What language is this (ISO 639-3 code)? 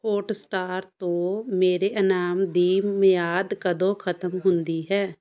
pan